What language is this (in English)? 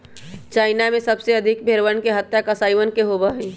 Magahi